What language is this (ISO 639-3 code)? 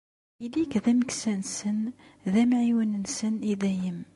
kab